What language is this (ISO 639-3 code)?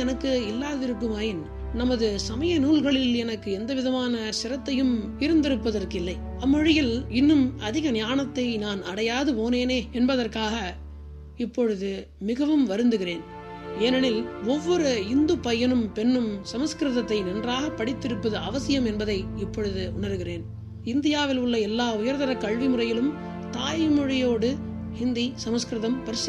tam